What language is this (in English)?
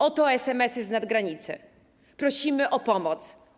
Polish